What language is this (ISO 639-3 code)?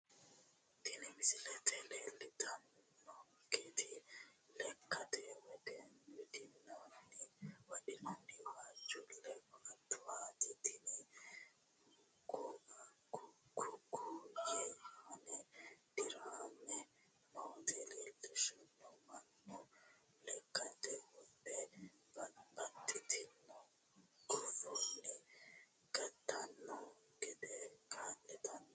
sid